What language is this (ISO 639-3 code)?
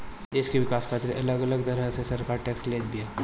bho